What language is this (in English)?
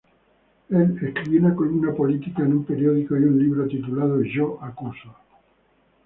Spanish